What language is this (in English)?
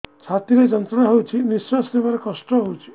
Odia